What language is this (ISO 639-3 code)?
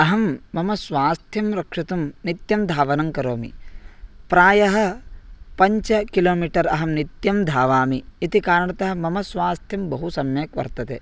san